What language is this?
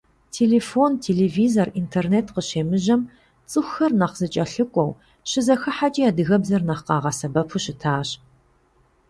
Kabardian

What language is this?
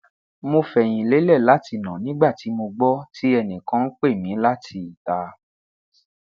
Yoruba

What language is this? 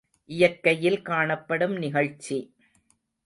Tamil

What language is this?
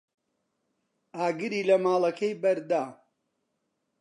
Central Kurdish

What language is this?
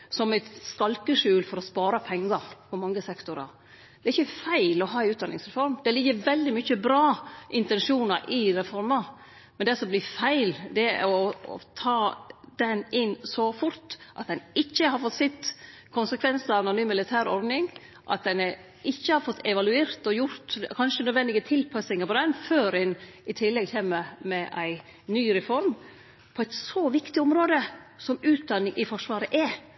Norwegian Nynorsk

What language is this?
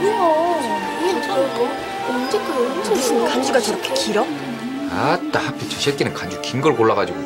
Korean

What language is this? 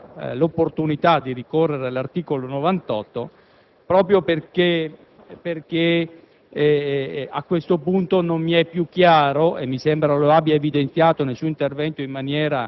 Italian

